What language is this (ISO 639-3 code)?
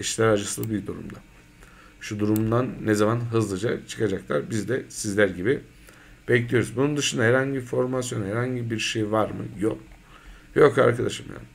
tur